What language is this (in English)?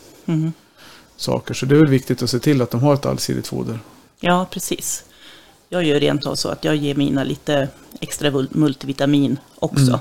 Swedish